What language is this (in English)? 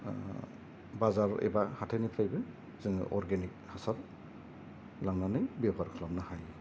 Bodo